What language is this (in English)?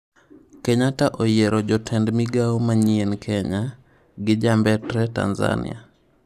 Luo (Kenya and Tanzania)